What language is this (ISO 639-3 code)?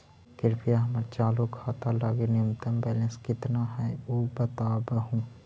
mag